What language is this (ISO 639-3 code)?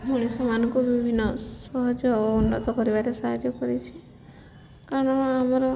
ori